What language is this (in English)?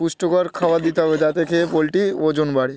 Bangla